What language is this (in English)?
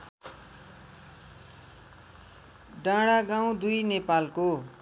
Nepali